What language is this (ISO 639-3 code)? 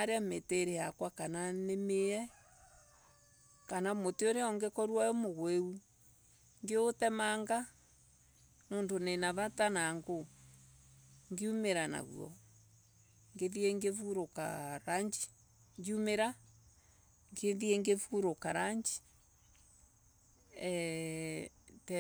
ebu